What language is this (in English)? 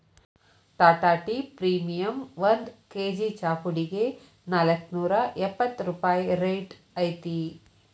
Kannada